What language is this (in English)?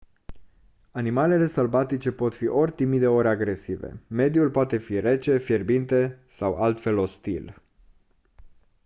Romanian